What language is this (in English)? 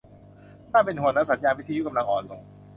Thai